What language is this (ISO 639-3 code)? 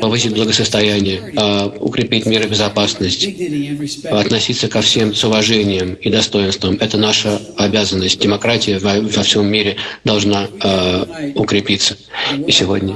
rus